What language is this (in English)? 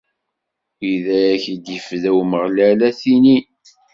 Kabyle